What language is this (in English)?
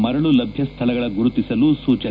Kannada